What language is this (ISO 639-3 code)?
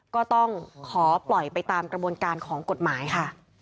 tha